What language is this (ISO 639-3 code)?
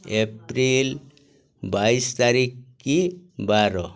ori